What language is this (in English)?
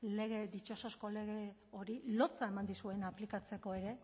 Basque